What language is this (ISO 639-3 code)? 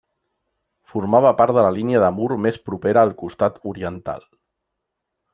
cat